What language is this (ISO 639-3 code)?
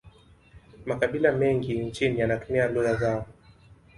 swa